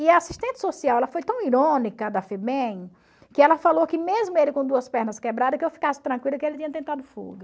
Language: Portuguese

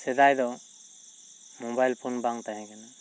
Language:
Santali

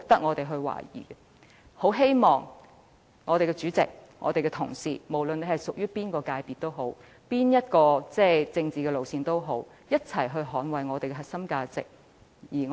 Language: Cantonese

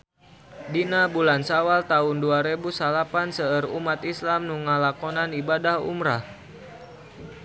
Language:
Sundanese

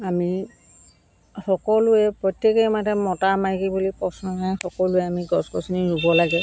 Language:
Assamese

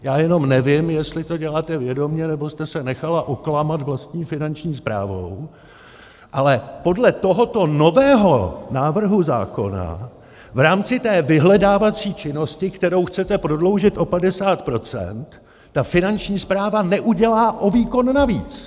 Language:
Czech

